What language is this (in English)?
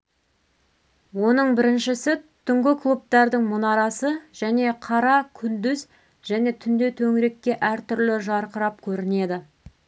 Kazakh